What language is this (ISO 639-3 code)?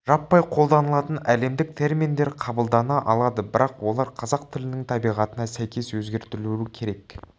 kaz